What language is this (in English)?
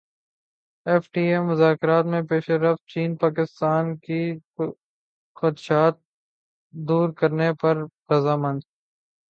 Urdu